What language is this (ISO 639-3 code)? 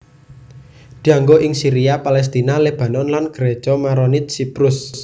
jav